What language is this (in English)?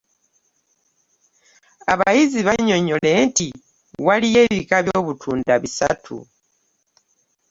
Ganda